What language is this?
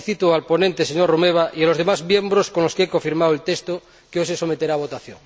Spanish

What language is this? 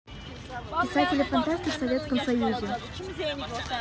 Russian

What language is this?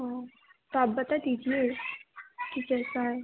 Hindi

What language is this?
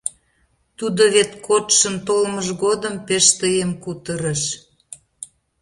Mari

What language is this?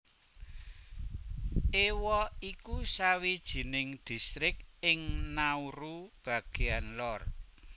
Javanese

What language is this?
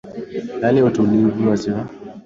Swahili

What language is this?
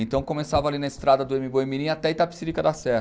Portuguese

